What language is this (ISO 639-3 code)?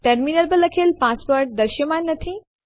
guj